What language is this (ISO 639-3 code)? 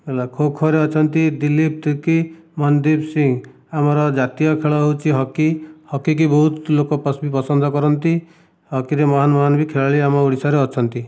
ori